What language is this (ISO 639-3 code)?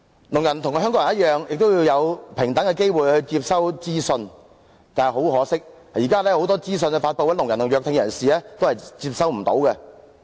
yue